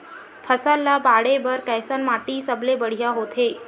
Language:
Chhattisgarhi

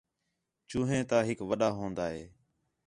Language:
Khetrani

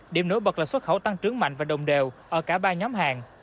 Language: Vietnamese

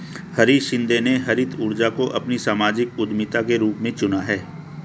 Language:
Hindi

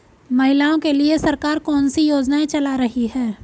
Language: Hindi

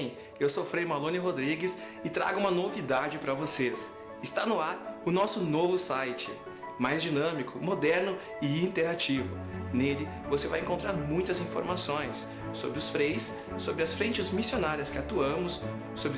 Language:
Portuguese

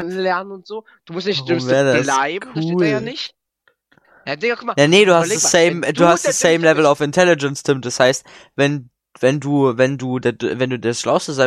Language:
German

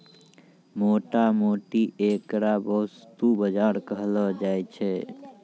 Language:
Maithili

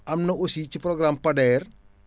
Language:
Wolof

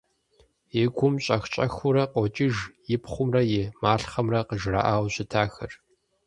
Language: Kabardian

